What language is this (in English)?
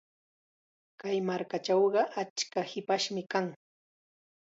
Chiquián Ancash Quechua